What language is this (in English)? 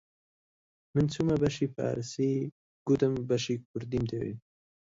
Central Kurdish